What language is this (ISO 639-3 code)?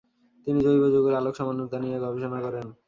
ben